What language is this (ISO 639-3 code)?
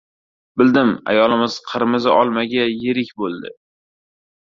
uzb